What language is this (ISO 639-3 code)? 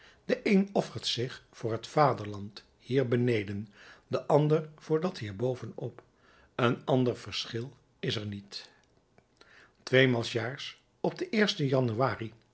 nld